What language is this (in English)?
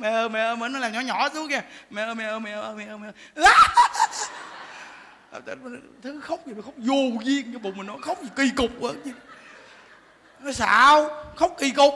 Vietnamese